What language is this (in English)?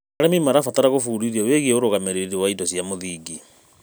Kikuyu